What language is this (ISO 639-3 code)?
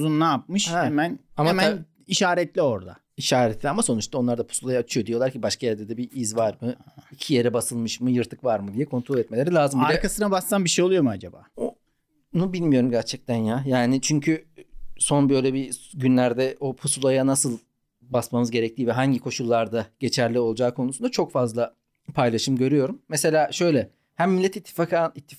tur